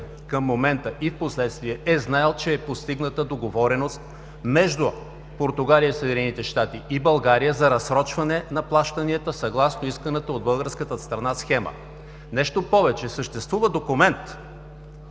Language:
Bulgarian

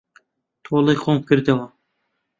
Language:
Central Kurdish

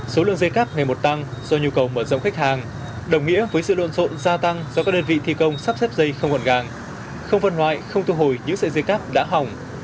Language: Vietnamese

